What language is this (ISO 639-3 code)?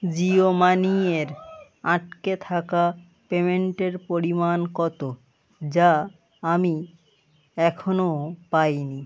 ben